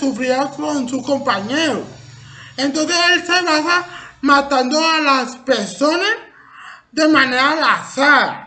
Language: Spanish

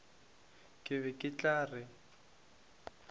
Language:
Northern Sotho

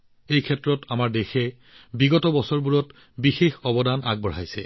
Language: Assamese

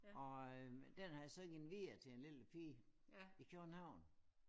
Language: Danish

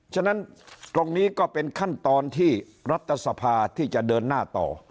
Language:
Thai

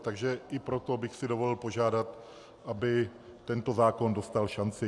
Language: Czech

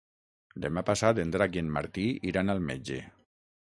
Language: Catalan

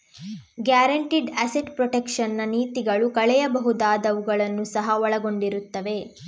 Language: Kannada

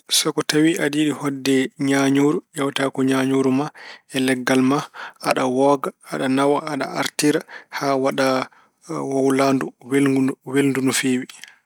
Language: Fula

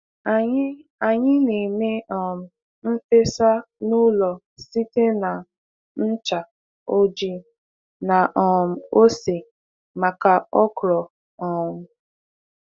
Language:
Igbo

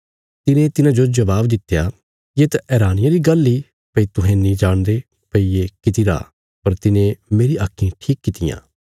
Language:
Bilaspuri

